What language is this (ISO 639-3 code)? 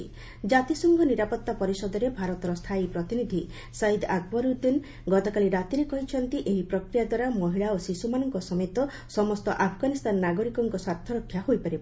ori